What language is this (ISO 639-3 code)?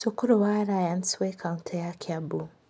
kik